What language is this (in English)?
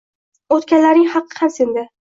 Uzbek